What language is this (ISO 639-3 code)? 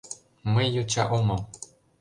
chm